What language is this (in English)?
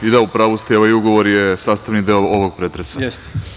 Serbian